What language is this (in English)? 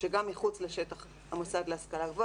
Hebrew